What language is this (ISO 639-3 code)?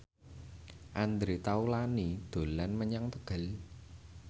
jav